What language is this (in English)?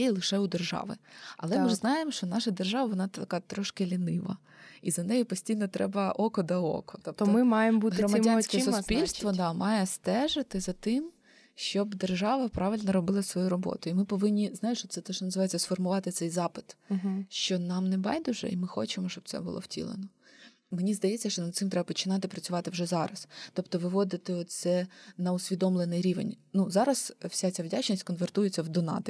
Ukrainian